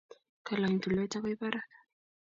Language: Kalenjin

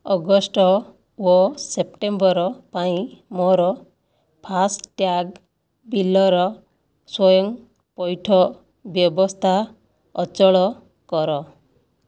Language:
Odia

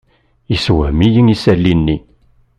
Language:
Kabyle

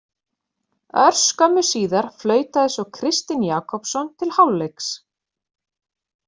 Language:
Icelandic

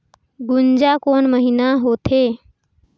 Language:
Chhattisgarhi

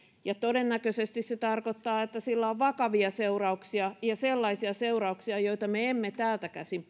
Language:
Finnish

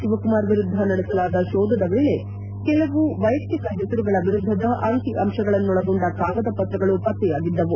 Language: Kannada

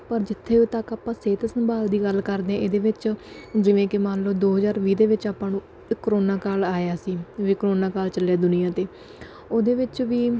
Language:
Punjabi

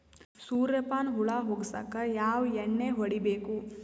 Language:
Kannada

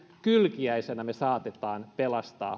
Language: Finnish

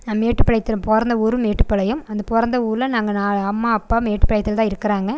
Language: Tamil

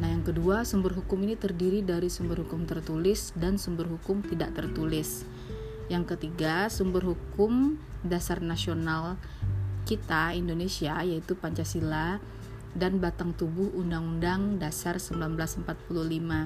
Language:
Indonesian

